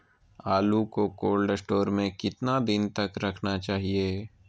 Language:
Magahi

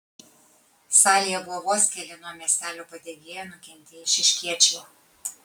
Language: Lithuanian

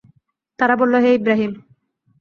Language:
Bangla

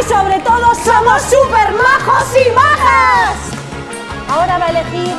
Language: Spanish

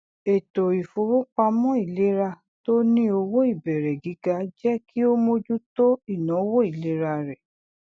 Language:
Yoruba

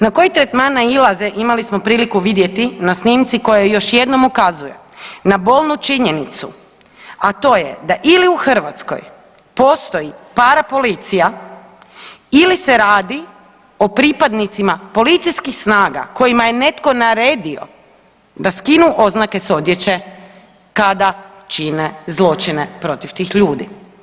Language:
Croatian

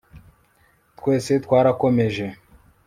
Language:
Kinyarwanda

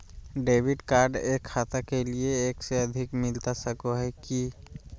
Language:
Magahi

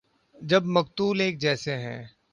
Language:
Urdu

